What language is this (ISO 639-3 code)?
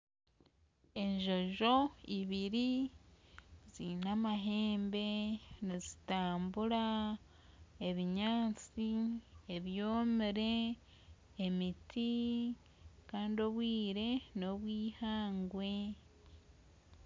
nyn